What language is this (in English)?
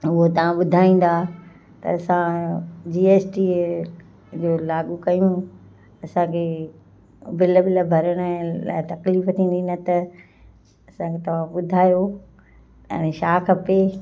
Sindhi